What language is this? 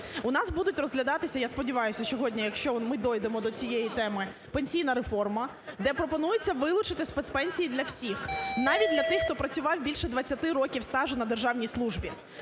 Ukrainian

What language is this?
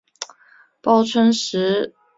Chinese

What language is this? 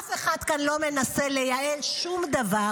Hebrew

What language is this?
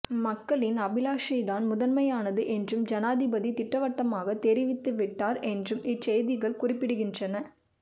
Tamil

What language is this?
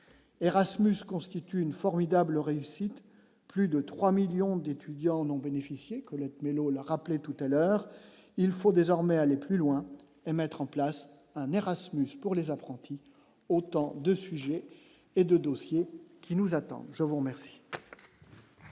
French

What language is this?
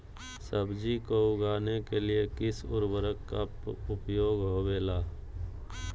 Magahi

